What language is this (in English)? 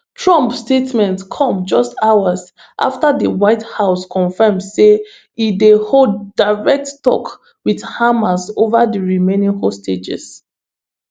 Nigerian Pidgin